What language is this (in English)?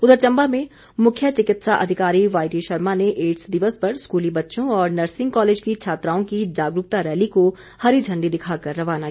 Hindi